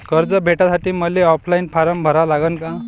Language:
Marathi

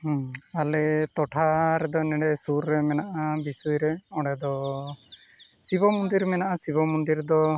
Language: Santali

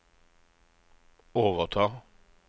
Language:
Norwegian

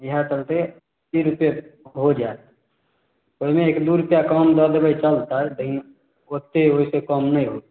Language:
Maithili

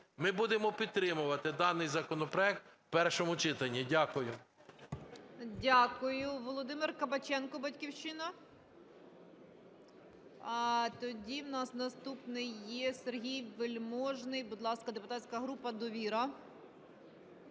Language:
Ukrainian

